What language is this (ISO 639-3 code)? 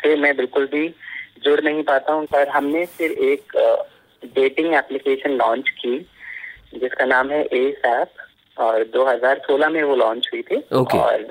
hin